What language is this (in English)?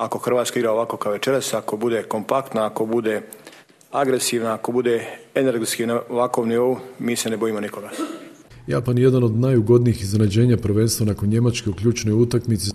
Croatian